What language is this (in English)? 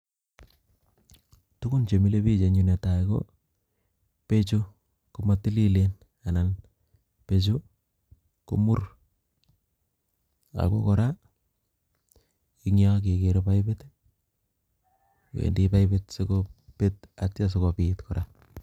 Kalenjin